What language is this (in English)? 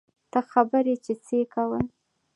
Pashto